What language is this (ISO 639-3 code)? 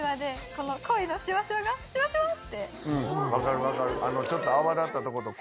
jpn